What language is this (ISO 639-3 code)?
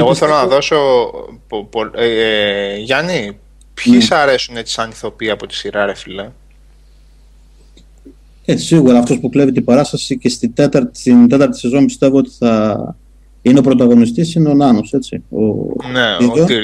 ell